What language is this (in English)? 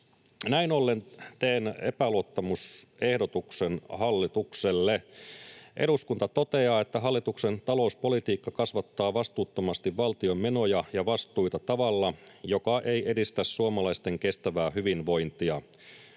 Finnish